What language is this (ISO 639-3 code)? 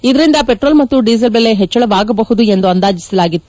kan